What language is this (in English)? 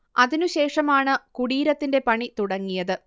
Malayalam